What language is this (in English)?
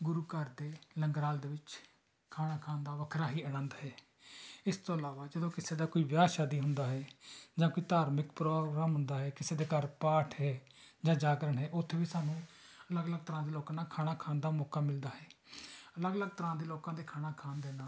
Punjabi